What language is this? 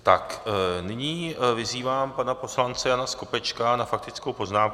Czech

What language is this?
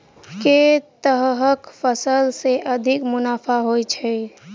Maithili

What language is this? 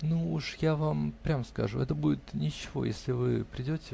Russian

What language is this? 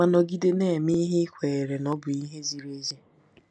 Igbo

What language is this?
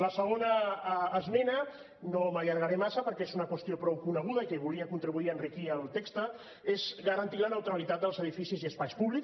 Catalan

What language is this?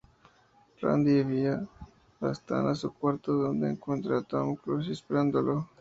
Spanish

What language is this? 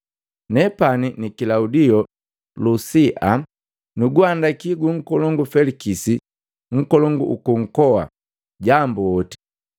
Matengo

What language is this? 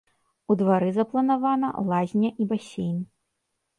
Belarusian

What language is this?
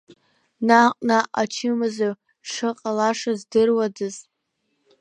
Abkhazian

